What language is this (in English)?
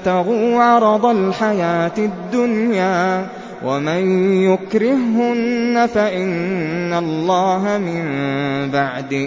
Arabic